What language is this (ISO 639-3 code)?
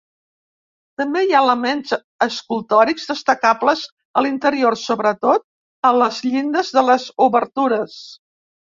cat